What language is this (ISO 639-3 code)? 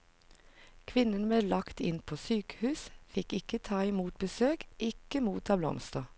nor